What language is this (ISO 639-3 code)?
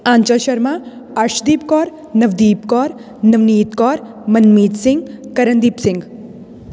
pan